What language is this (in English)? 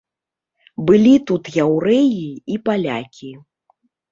Belarusian